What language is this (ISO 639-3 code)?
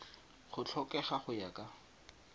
tsn